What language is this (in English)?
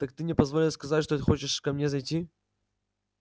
Russian